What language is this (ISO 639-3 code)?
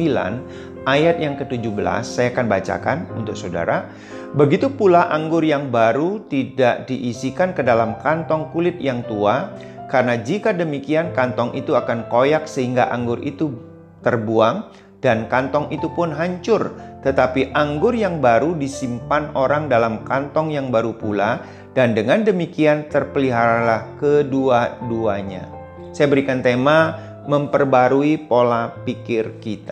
ind